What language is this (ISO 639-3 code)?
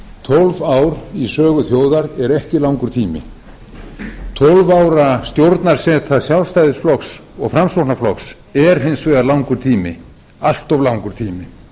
isl